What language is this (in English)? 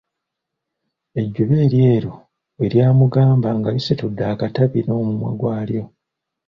Ganda